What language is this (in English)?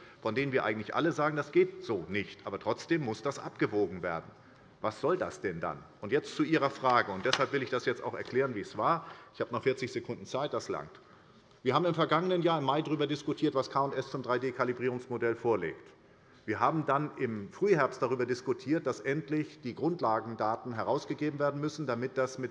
German